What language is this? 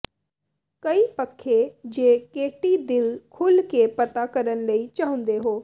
Punjabi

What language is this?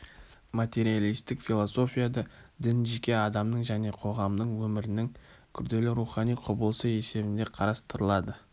Kazakh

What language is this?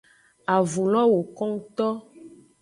Aja (Benin)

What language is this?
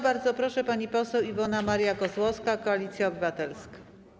Polish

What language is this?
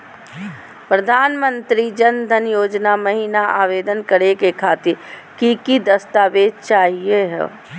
Magahi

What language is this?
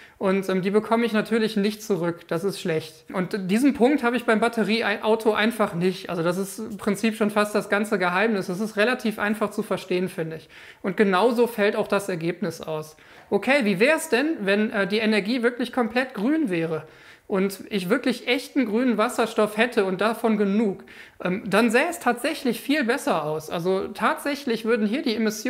German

